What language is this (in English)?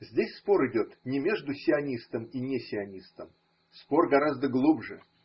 Russian